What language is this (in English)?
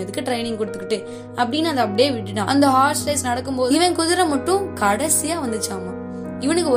Tamil